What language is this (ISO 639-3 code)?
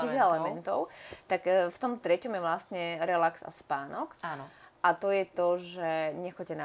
slk